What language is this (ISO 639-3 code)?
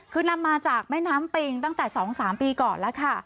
tha